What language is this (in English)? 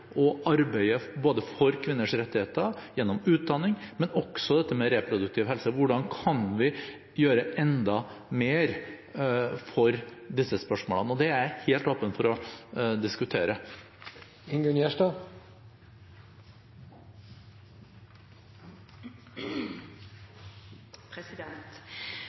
Norwegian Bokmål